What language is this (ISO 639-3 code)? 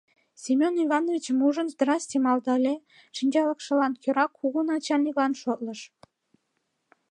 chm